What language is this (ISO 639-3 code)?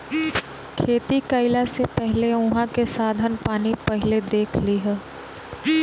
bho